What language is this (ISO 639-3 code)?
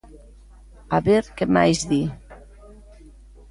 glg